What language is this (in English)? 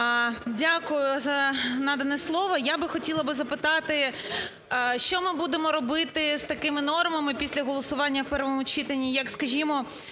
Ukrainian